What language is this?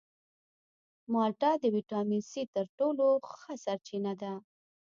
Pashto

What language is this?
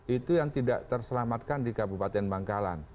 Indonesian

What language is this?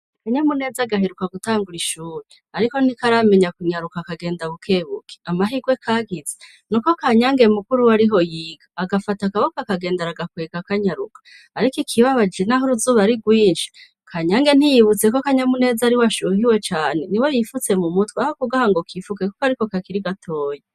Rundi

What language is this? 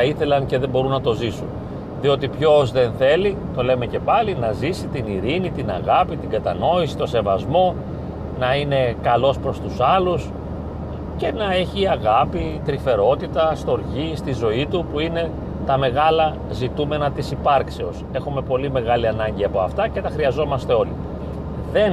Greek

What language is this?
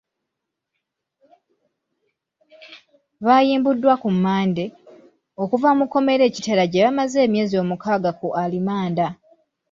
Ganda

